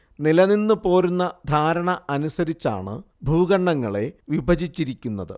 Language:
Malayalam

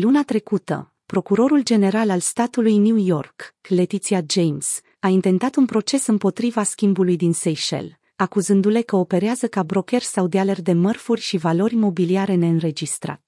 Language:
Romanian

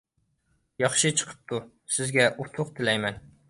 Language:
Uyghur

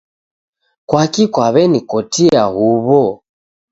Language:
Taita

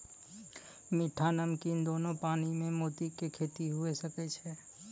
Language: Maithili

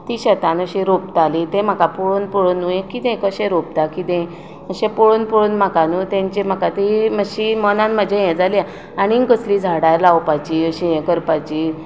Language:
Konkani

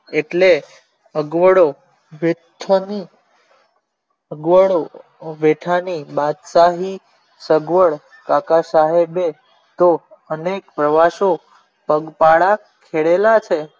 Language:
Gujarati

